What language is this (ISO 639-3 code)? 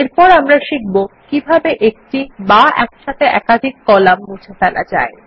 ben